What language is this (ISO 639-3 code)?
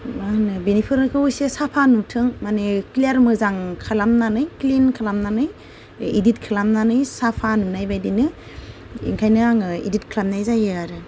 brx